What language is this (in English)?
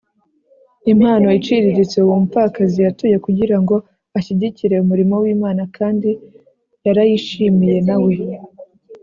Kinyarwanda